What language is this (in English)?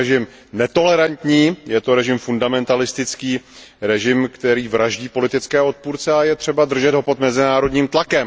Czech